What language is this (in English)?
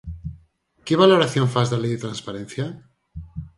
Galician